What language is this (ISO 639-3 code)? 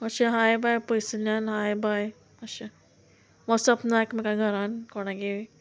kok